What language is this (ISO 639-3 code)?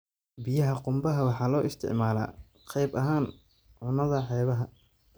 som